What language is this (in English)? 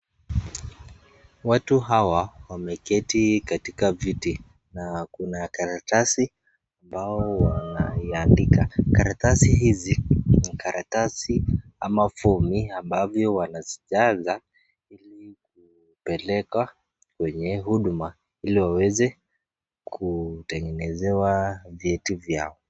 Swahili